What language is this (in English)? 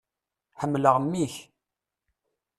Kabyle